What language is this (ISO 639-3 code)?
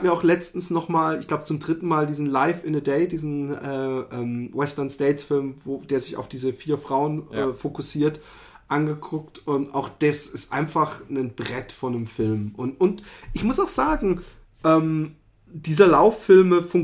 deu